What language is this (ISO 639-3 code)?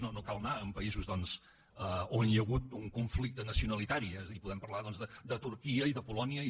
cat